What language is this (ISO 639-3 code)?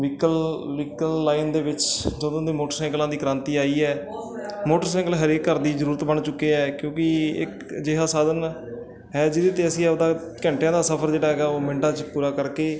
pan